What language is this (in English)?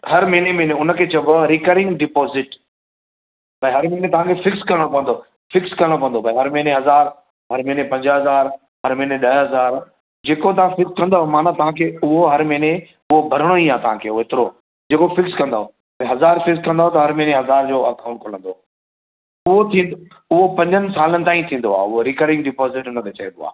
Sindhi